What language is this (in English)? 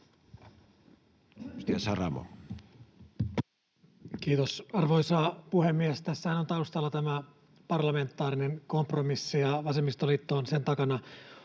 Finnish